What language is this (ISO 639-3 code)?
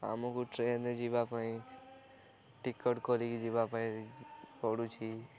ori